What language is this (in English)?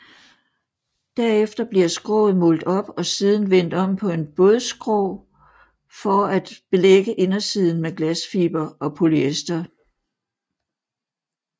Danish